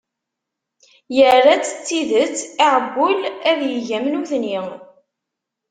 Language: Kabyle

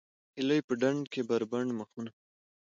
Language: Pashto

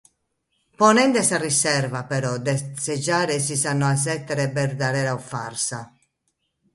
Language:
Sardinian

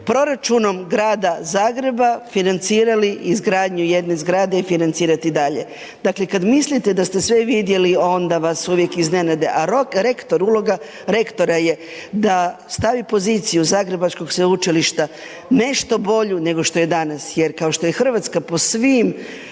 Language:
Croatian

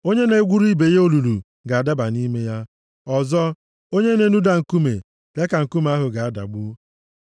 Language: Igbo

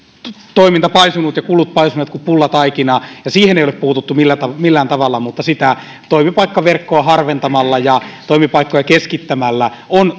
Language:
Finnish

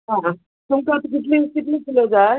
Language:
Konkani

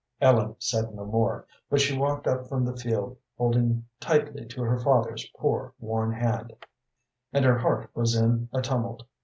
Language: English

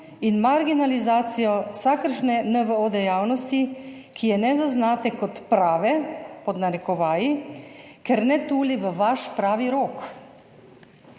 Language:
Slovenian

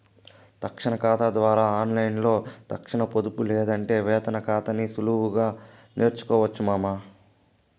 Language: Telugu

